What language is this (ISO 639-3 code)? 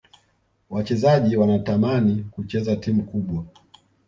swa